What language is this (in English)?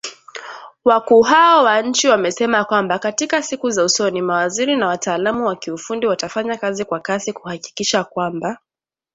Swahili